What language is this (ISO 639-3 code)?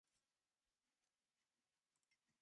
kat